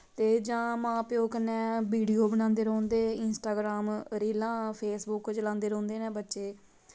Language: Dogri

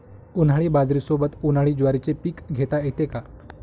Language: Marathi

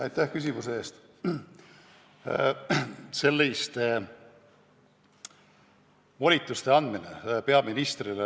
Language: Estonian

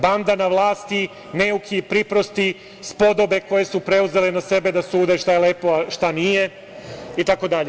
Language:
Serbian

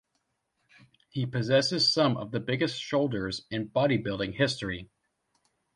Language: English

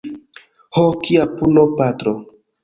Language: Esperanto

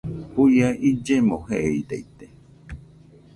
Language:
Nüpode Huitoto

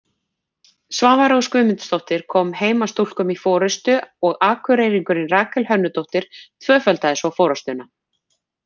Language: Icelandic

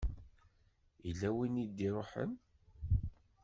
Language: Kabyle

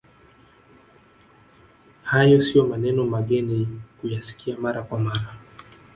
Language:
Swahili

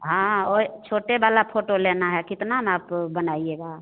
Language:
Hindi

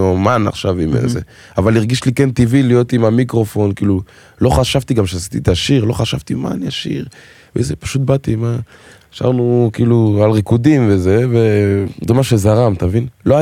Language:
Hebrew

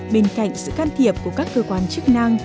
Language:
Vietnamese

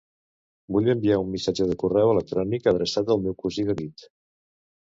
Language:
Catalan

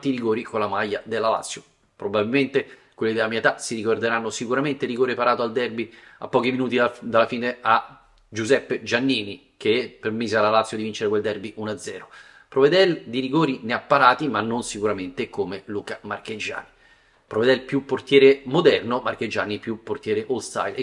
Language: Italian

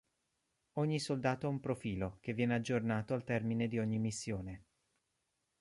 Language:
Italian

